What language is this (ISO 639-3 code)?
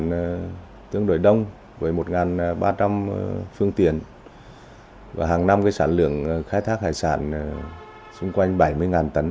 vie